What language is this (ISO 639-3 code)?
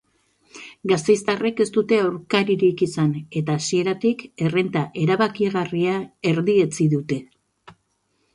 eus